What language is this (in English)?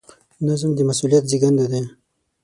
Pashto